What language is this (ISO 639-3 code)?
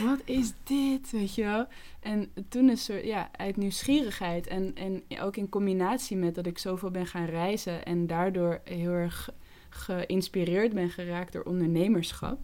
nld